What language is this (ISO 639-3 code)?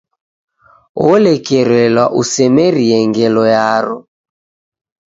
dav